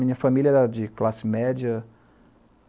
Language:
Portuguese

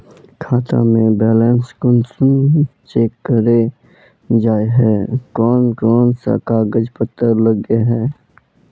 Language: Magahi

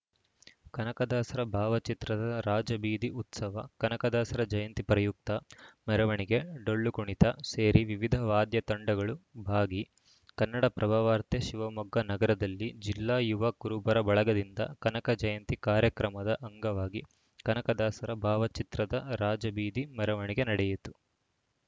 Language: Kannada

